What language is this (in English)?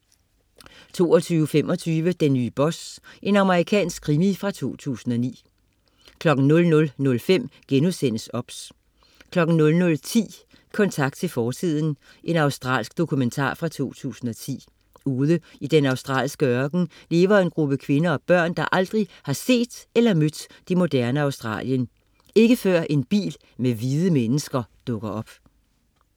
Danish